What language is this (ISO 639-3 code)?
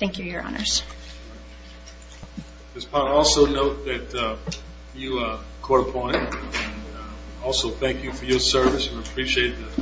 eng